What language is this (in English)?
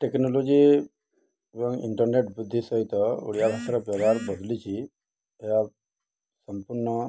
Odia